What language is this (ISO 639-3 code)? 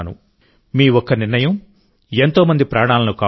tel